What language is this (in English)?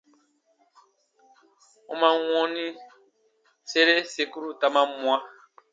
Baatonum